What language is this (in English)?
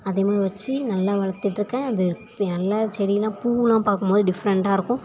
Tamil